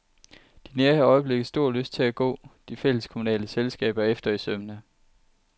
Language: Danish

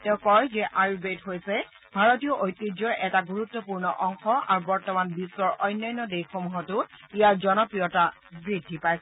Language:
Assamese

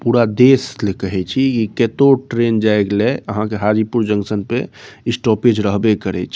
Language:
Maithili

